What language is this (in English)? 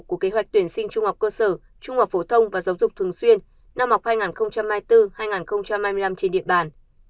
Vietnamese